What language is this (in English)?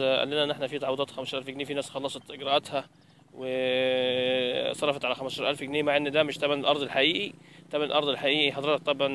Arabic